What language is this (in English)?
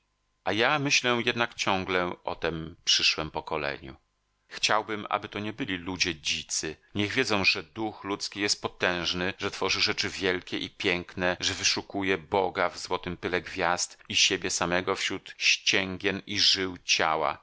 Polish